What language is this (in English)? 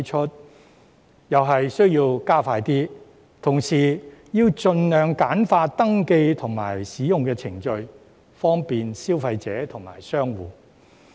Cantonese